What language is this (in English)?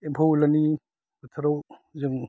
Bodo